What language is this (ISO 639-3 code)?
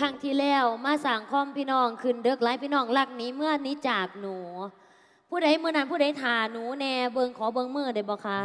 tha